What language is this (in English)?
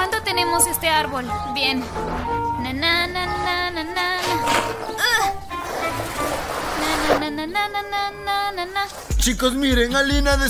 Spanish